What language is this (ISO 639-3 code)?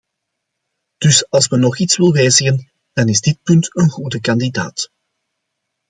nld